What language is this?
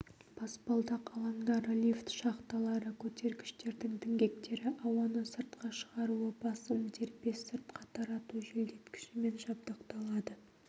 Kazakh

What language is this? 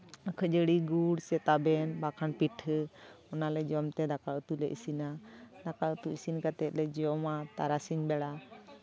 Santali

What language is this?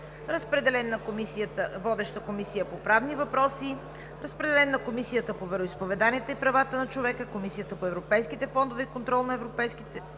Bulgarian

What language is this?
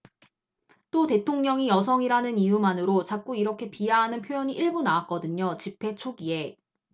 Korean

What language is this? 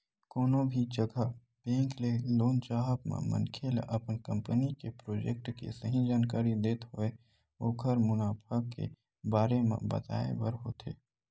Chhattisgarhi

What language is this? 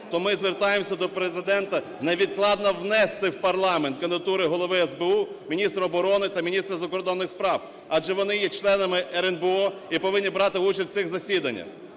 Ukrainian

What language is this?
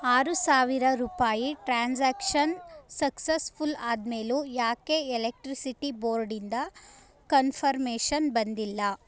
Kannada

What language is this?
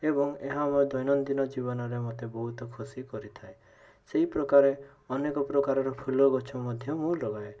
Odia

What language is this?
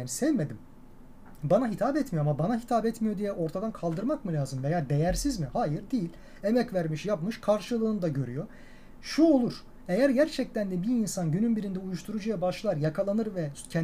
Turkish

